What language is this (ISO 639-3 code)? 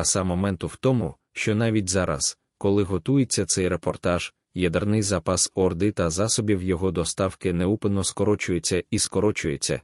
ukr